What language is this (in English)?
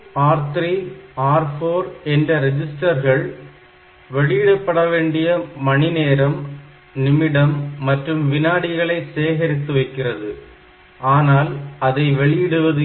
Tamil